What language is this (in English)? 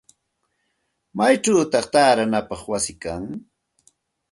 Santa Ana de Tusi Pasco Quechua